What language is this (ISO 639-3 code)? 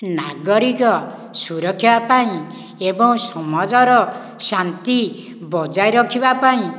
ori